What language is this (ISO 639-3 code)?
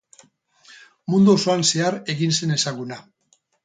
eus